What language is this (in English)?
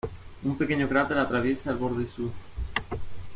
Spanish